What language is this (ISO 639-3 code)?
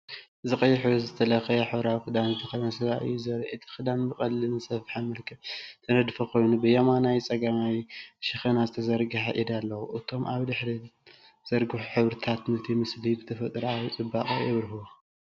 tir